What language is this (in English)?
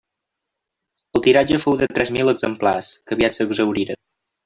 Catalan